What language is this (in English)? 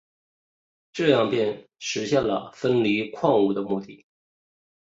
Chinese